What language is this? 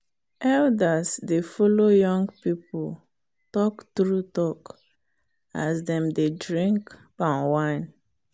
Nigerian Pidgin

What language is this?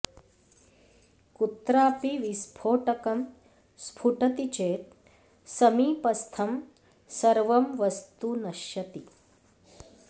Sanskrit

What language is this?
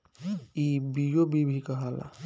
Bhojpuri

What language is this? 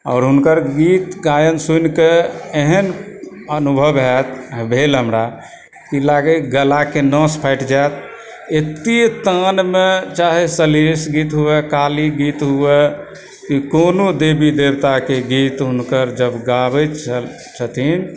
Maithili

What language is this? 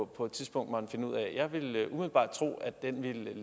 Danish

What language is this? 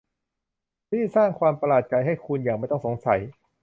Thai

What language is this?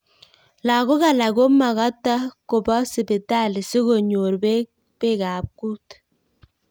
Kalenjin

